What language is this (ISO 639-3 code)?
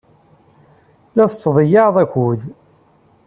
kab